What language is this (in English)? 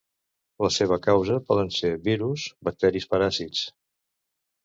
Catalan